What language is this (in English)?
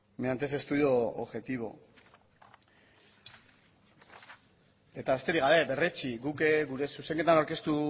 Basque